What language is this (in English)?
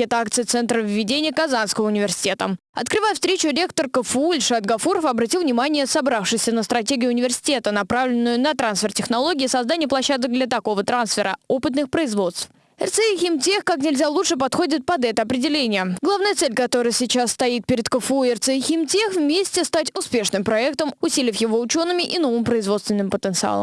Russian